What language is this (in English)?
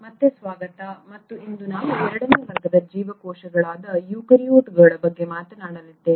Kannada